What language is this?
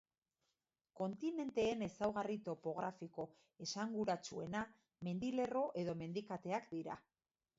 Basque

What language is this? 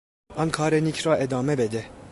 Persian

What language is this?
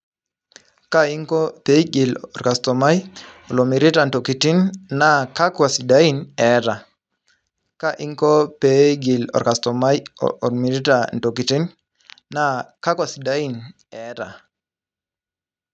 Masai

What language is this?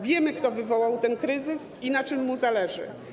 Polish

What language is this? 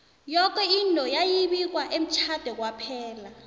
South Ndebele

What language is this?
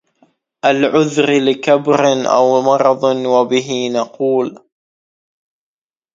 Arabic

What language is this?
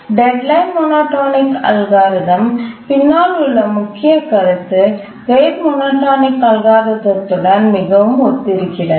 Tamil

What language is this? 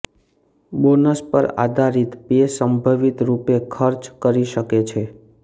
Gujarati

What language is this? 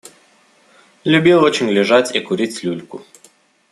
Russian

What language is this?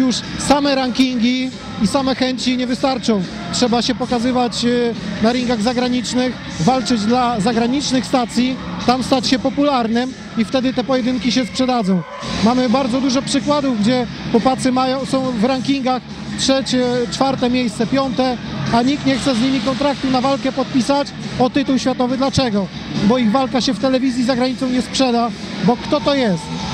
Polish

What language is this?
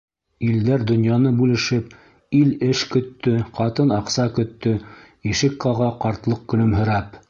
Bashkir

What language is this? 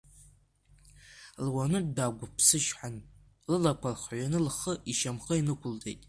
Abkhazian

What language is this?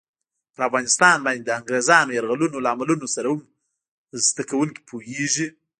Pashto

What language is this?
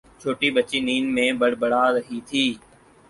Urdu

